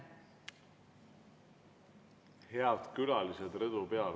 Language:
Estonian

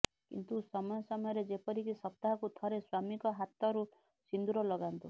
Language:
Odia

